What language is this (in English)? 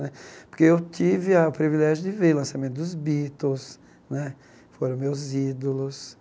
Portuguese